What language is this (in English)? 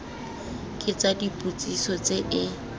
Tswana